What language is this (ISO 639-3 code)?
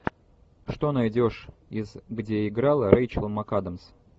rus